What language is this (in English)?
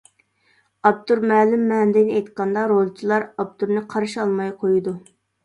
Uyghur